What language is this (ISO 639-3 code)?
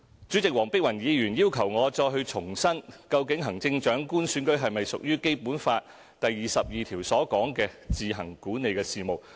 yue